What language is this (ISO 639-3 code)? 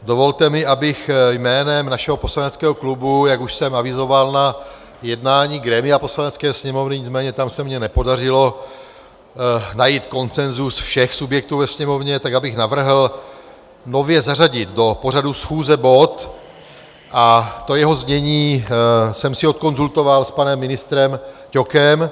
ces